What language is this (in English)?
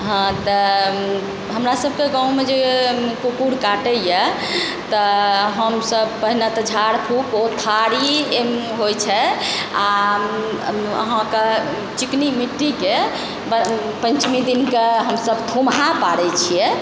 Maithili